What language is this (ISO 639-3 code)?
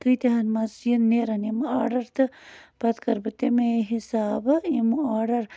kas